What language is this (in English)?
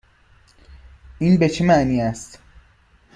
Persian